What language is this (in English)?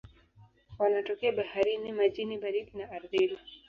Swahili